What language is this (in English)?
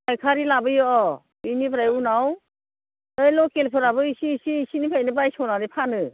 Bodo